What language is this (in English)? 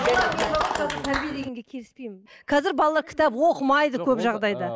Kazakh